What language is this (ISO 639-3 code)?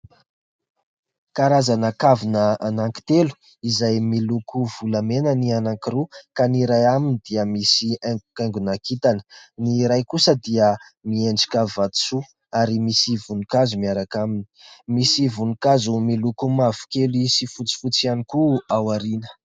mlg